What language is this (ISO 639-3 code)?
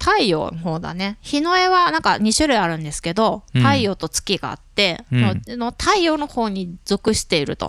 jpn